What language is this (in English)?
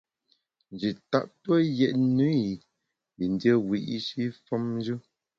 Bamun